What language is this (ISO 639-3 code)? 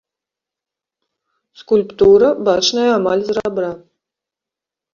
bel